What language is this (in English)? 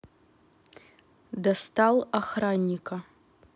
Russian